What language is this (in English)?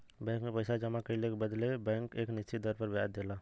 Bhojpuri